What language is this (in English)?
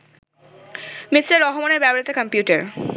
Bangla